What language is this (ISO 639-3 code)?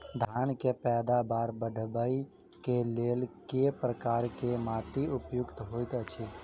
mai